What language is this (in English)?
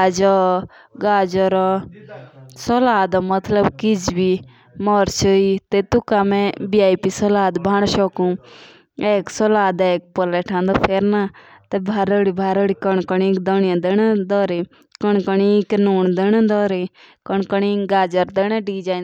Jaunsari